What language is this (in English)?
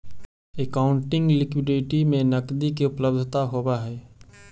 Magahi